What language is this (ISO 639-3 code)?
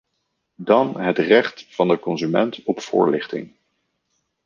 nld